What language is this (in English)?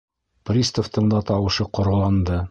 Bashkir